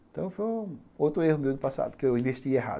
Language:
Portuguese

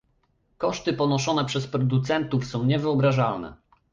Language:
Polish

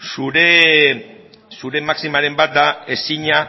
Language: Basque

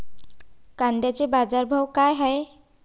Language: Marathi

